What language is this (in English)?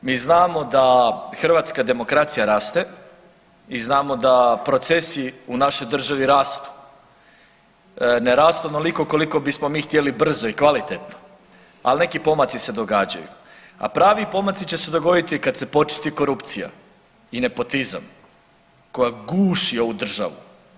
Croatian